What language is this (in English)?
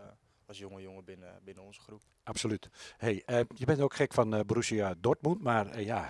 Dutch